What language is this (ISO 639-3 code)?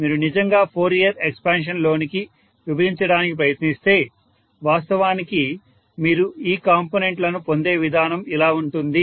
tel